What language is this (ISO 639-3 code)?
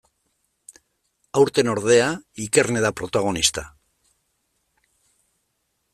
eus